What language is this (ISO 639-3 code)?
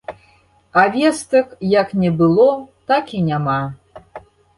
bel